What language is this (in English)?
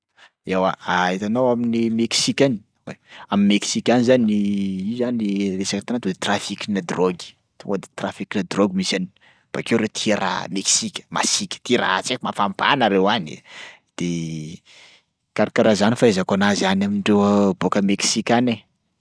Sakalava Malagasy